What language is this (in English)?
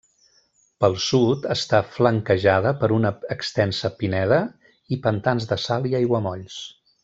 Catalan